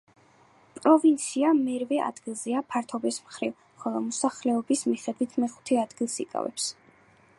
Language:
Georgian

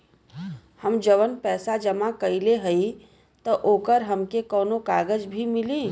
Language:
Bhojpuri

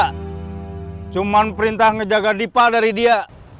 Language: Indonesian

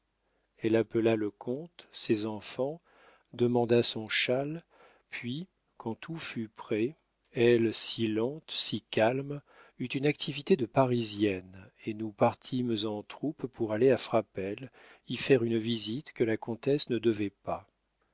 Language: French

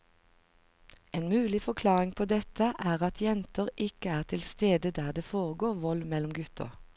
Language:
Norwegian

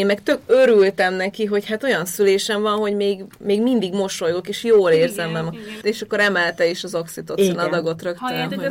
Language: Hungarian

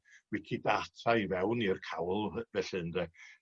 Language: Welsh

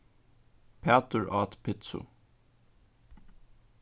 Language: Faroese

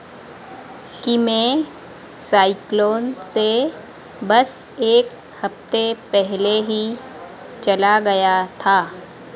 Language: Hindi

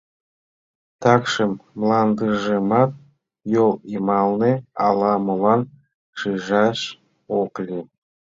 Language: Mari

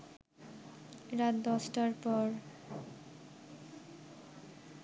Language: Bangla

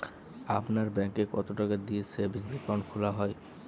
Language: Bangla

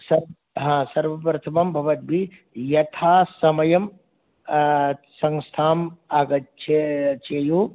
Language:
Sanskrit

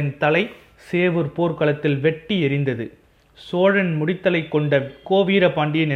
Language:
Tamil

